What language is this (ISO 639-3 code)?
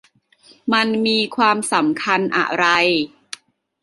tha